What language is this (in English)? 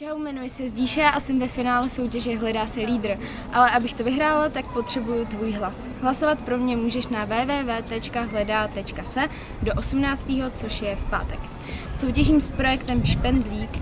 Czech